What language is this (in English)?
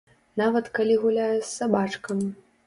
Belarusian